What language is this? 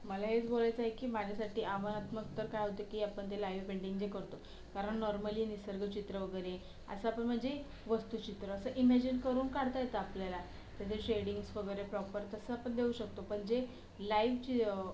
Marathi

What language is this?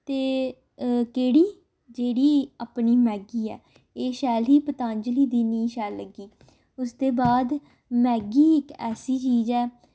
Dogri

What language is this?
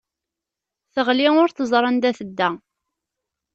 Kabyle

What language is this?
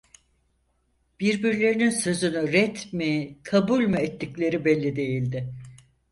Turkish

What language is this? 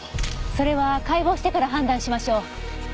Japanese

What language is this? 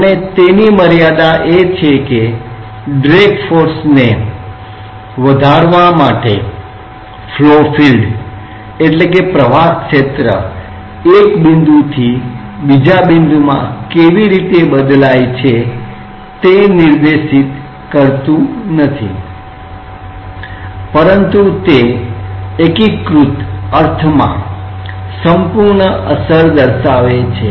Gujarati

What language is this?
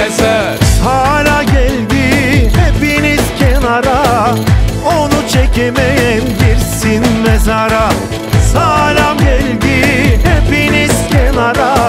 Bulgarian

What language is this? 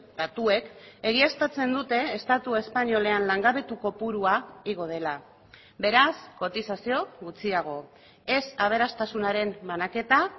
Basque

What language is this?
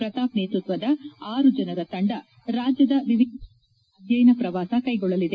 Kannada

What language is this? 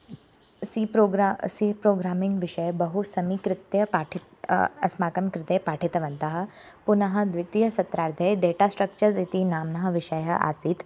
Sanskrit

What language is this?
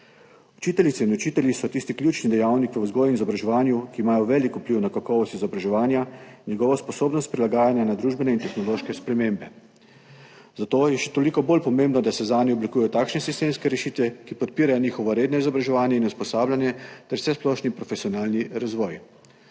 Slovenian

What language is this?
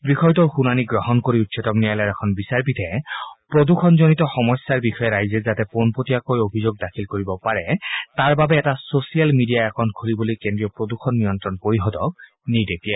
Assamese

